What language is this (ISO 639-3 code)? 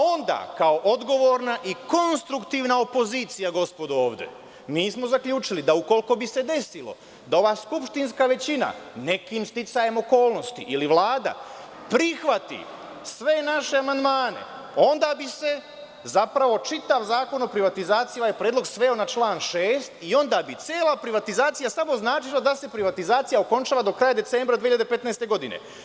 srp